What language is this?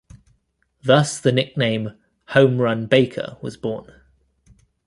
English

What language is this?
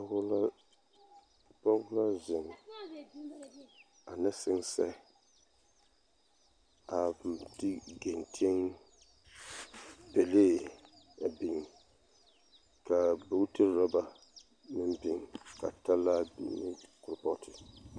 Southern Dagaare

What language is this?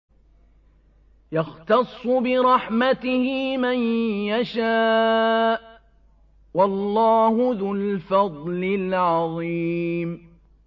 Arabic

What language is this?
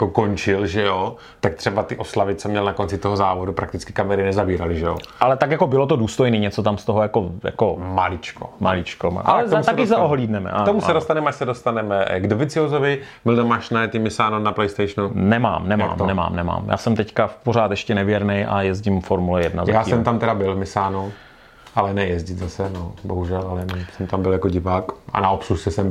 Czech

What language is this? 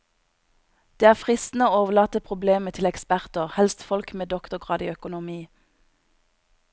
Norwegian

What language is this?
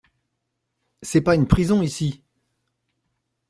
French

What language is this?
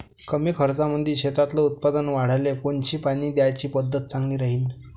Marathi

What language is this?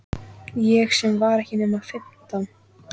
Icelandic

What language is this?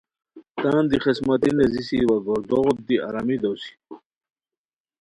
Khowar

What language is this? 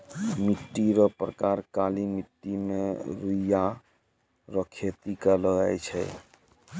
Maithili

